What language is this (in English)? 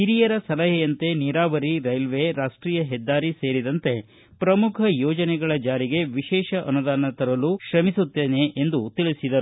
Kannada